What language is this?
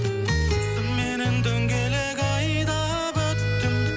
Kazakh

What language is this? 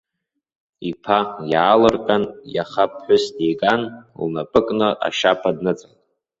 Abkhazian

